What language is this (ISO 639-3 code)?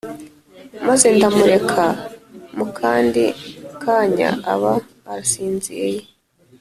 kin